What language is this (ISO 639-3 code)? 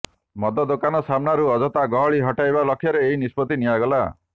ori